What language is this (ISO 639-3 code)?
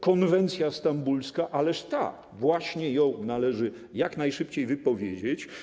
pol